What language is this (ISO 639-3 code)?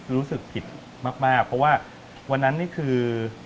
tha